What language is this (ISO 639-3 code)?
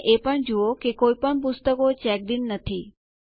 guj